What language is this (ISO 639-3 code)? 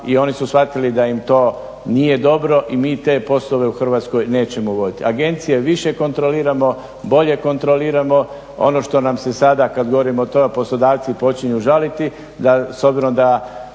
hrv